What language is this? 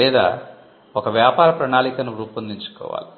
Telugu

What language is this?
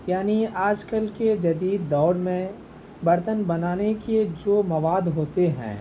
Urdu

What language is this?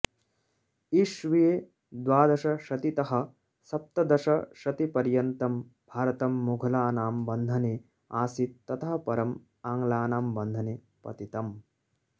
Sanskrit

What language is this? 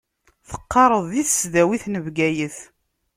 Kabyle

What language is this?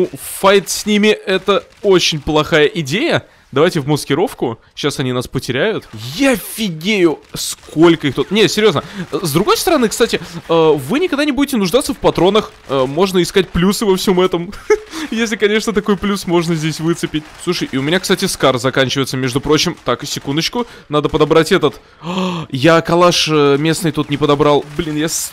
Russian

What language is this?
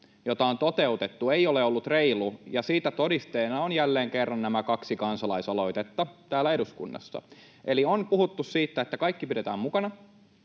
Finnish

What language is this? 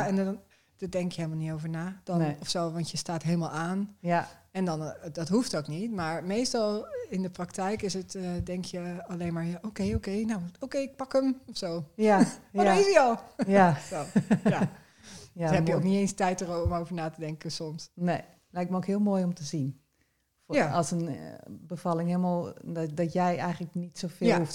Dutch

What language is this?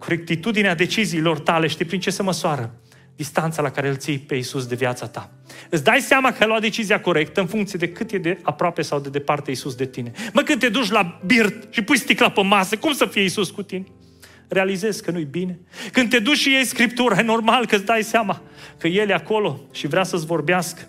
Romanian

